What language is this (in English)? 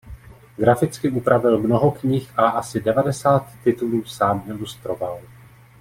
Czech